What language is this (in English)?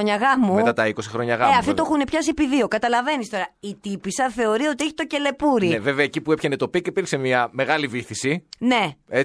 Greek